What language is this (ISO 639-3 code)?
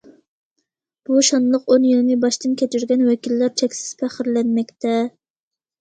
uig